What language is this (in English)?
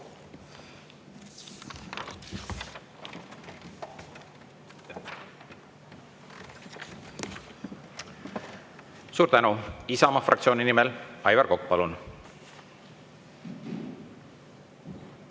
Estonian